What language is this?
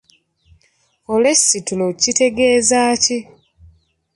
Ganda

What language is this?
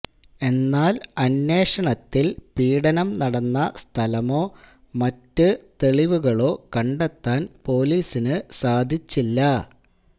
Malayalam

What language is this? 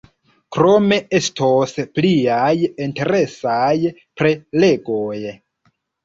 Esperanto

